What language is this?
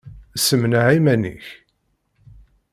Kabyle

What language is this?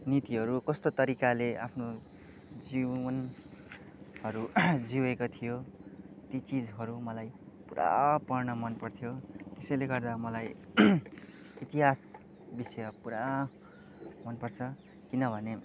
Nepali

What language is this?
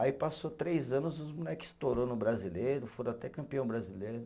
Portuguese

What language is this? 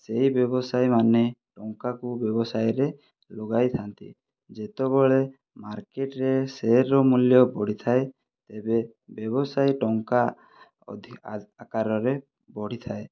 Odia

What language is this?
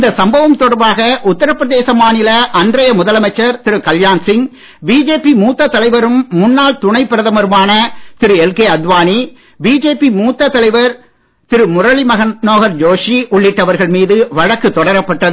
Tamil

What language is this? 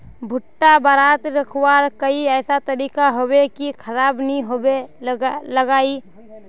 Magahi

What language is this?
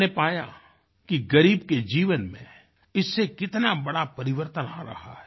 Hindi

